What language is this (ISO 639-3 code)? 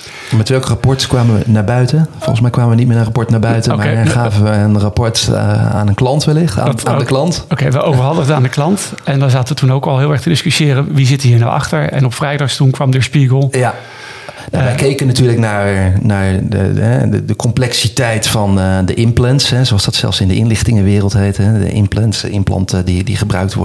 nld